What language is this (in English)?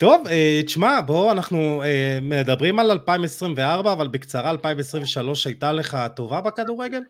Hebrew